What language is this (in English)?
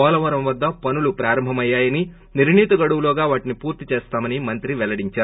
Telugu